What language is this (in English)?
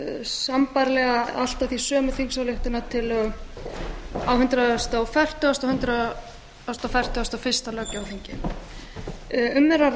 Icelandic